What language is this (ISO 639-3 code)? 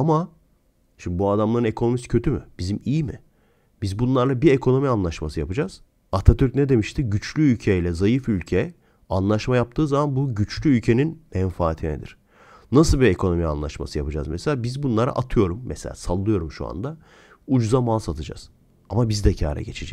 tur